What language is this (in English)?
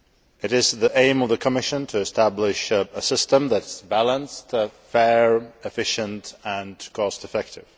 English